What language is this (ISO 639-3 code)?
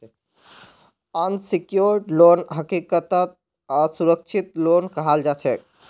mag